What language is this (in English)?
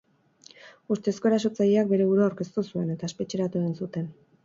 Basque